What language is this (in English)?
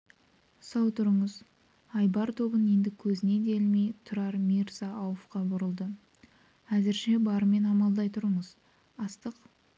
Kazakh